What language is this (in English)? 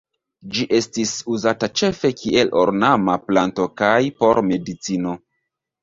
Esperanto